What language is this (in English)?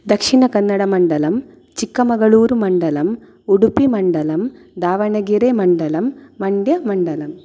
Sanskrit